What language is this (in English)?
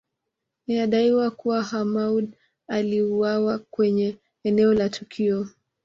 Swahili